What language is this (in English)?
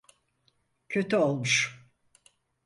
Turkish